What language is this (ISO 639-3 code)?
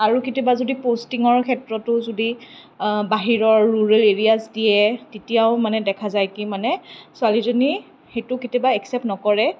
asm